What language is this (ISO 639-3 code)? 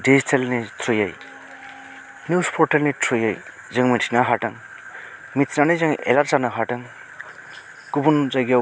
brx